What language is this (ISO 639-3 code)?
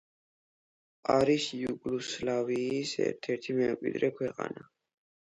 kat